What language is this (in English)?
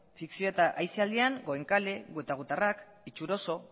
Basque